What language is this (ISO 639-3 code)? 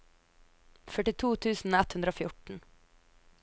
nor